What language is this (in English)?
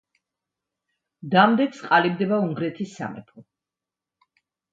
Georgian